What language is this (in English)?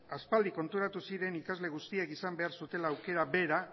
Basque